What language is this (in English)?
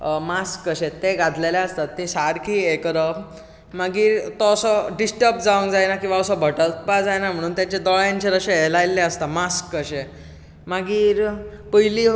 Konkani